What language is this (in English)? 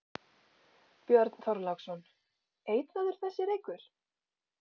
Icelandic